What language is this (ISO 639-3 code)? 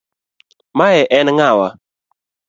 luo